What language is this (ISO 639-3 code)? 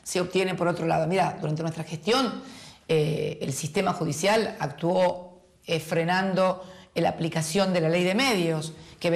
spa